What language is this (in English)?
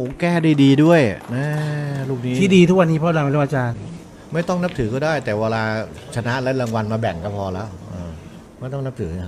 Thai